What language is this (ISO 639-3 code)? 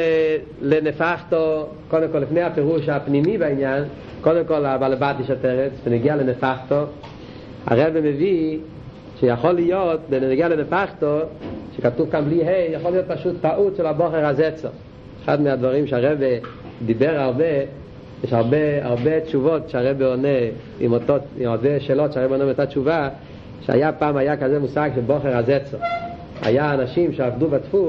heb